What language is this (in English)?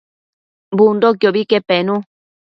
Matsés